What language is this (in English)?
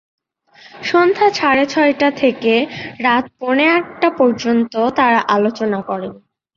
Bangla